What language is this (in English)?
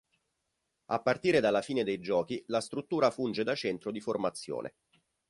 Italian